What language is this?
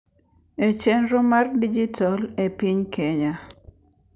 Luo (Kenya and Tanzania)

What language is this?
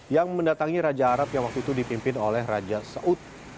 Indonesian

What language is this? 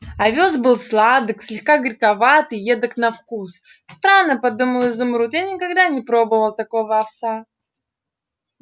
Russian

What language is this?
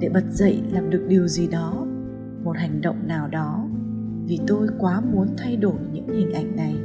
Vietnamese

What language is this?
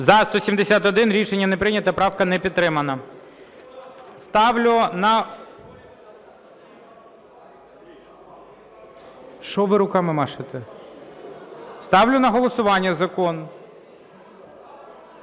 Ukrainian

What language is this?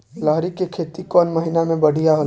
Bhojpuri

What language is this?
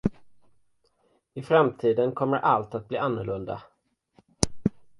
Swedish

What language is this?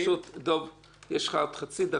Hebrew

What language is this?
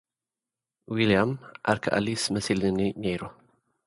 Tigrinya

